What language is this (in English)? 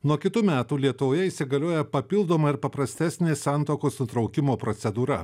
Lithuanian